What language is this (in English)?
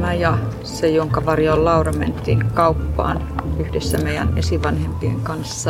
Finnish